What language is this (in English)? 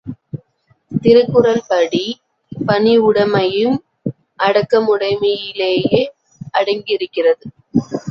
Tamil